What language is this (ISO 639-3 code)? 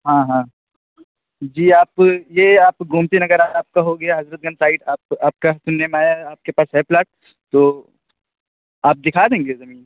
urd